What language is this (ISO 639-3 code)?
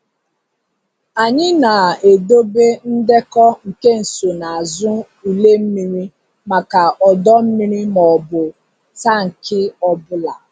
ibo